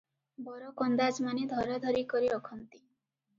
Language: Odia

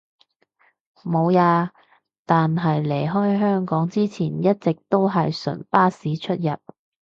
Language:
Cantonese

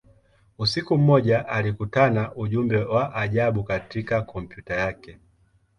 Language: Swahili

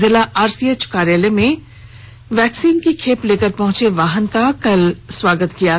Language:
Hindi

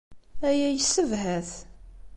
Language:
Kabyle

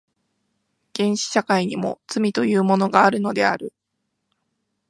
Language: Japanese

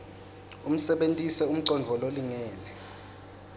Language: Swati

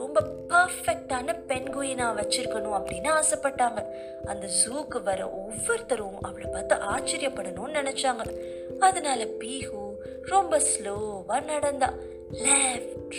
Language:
Tamil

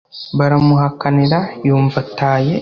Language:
Kinyarwanda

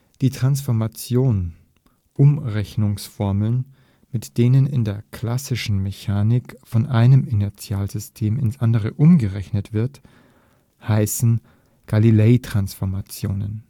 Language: German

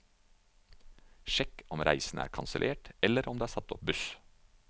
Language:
Norwegian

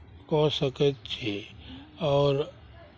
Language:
Maithili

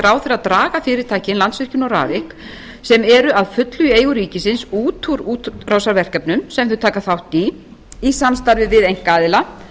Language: Icelandic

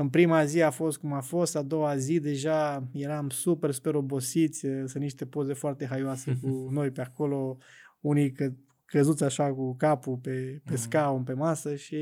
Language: Romanian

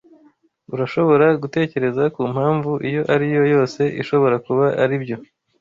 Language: Kinyarwanda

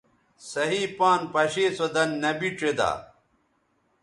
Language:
Bateri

